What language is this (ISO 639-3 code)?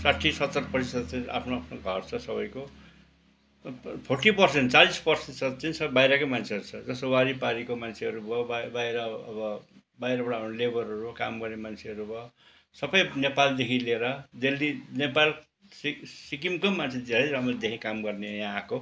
nep